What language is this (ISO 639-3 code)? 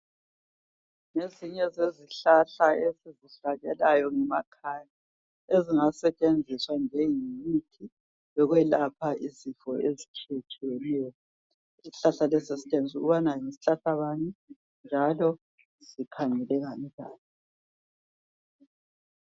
nde